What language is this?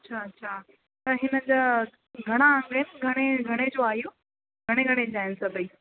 Sindhi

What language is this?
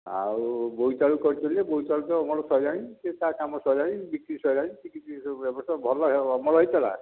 Odia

